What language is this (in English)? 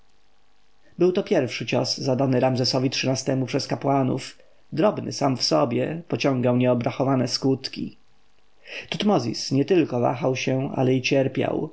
Polish